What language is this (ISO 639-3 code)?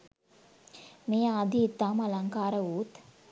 sin